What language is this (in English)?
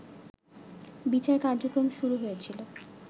Bangla